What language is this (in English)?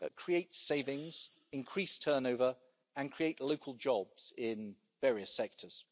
English